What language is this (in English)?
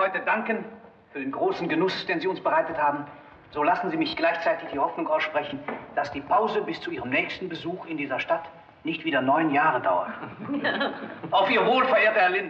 German